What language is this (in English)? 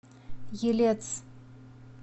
Russian